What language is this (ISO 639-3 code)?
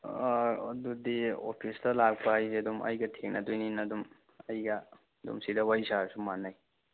mni